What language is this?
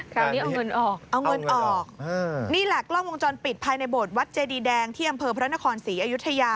Thai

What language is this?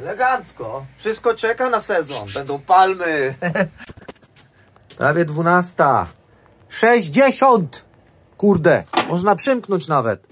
Polish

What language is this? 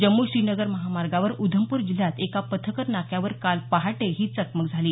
Marathi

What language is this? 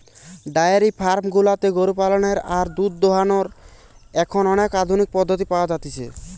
Bangla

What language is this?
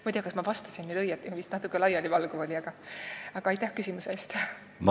Estonian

